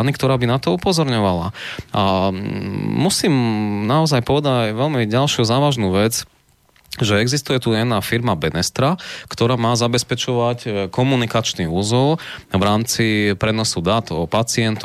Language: Slovak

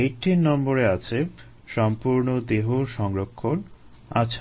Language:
Bangla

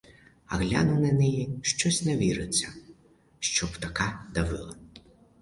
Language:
Ukrainian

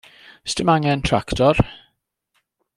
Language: Welsh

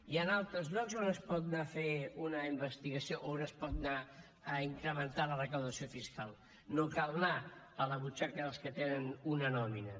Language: Catalan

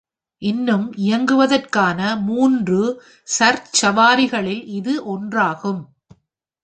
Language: Tamil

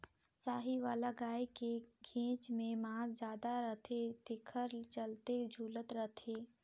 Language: Chhattisgarhi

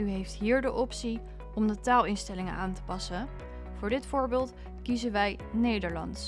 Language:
Dutch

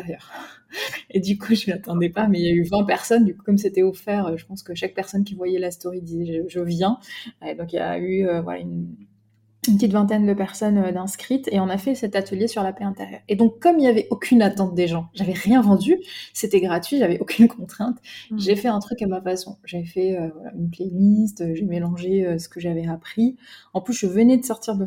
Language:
French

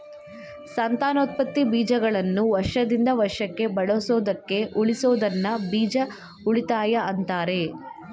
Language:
Kannada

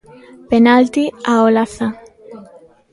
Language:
Galician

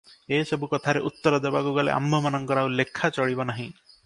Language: Odia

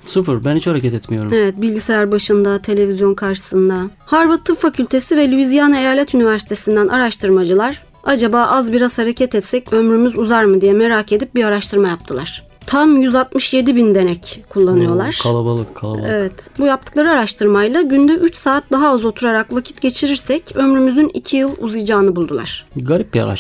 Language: Turkish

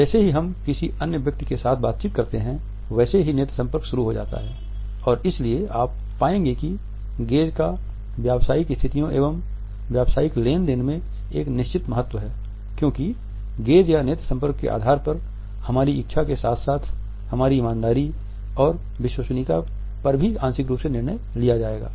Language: Hindi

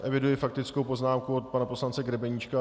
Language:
Czech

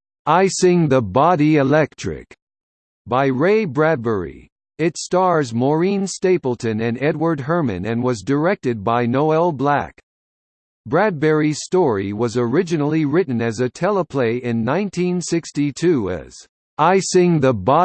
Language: English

